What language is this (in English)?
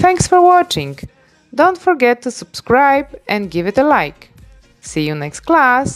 Polish